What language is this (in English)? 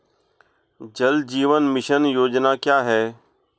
Hindi